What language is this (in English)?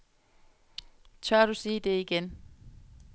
Danish